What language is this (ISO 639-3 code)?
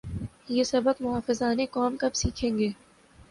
urd